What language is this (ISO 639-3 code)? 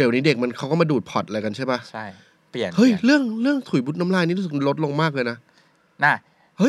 tha